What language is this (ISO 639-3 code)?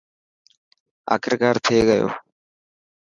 mki